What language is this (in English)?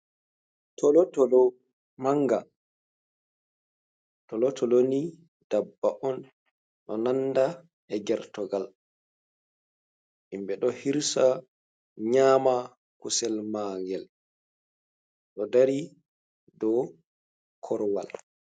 Fula